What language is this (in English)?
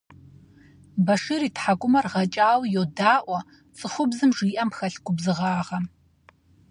Kabardian